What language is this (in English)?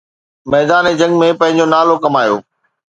Sindhi